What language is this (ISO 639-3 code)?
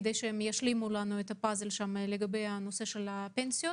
heb